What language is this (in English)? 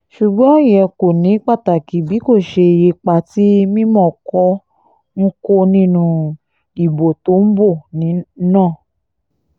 Yoruba